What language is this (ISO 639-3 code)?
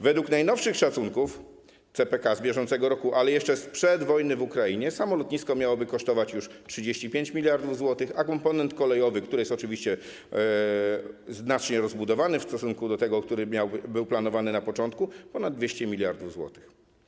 pol